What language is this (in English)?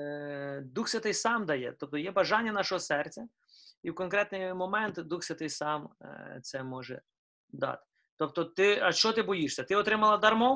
Ukrainian